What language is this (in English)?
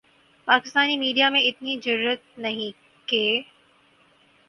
Urdu